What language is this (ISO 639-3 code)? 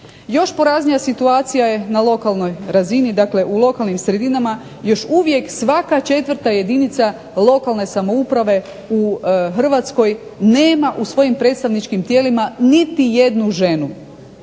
hrv